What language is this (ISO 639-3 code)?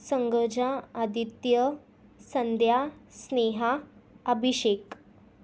mar